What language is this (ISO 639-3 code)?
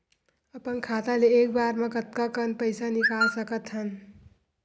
hne